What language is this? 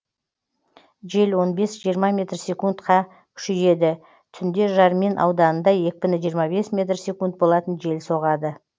Kazakh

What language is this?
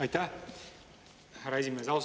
Estonian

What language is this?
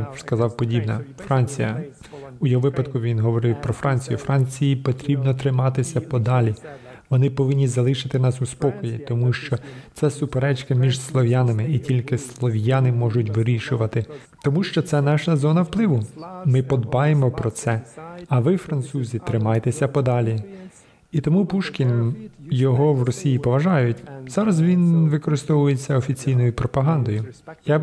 Ukrainian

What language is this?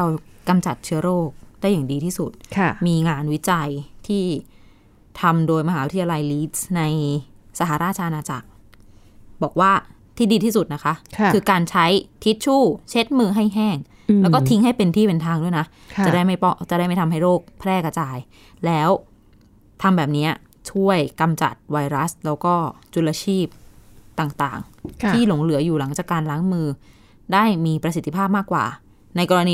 Thai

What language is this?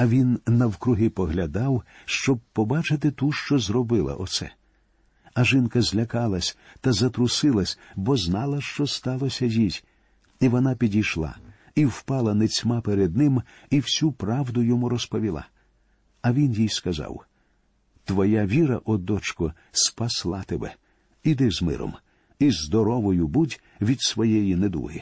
Ukrainian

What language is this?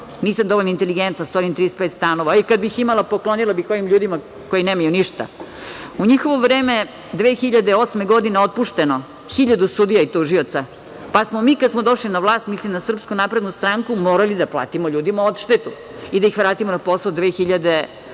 Serbian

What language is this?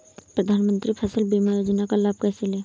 Hindi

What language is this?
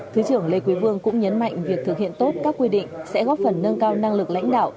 Vietnamese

